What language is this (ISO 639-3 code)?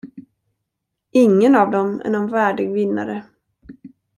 swe